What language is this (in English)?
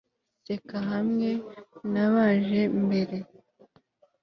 Kinyarwanda